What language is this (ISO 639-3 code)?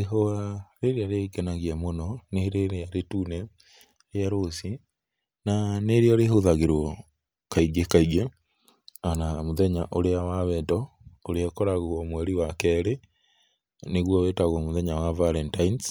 kik